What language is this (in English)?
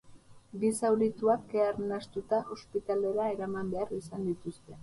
Basque